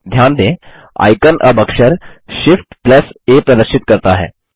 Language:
Hindi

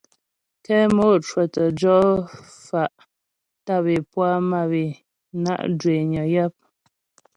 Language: Ghomala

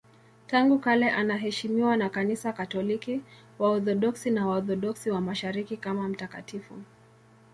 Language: Swahili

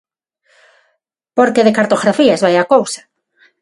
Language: Galician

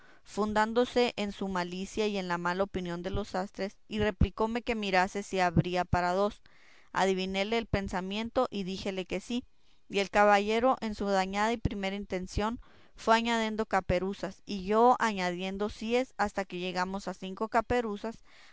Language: Spanish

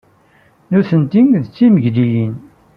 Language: Kabyle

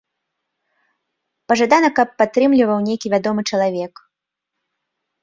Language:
Belarusian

